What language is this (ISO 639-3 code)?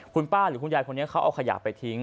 tha